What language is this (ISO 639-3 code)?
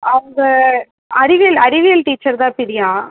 tam